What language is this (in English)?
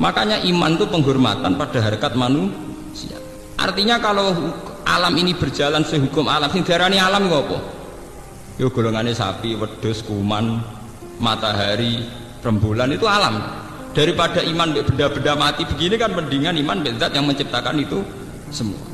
Indonesian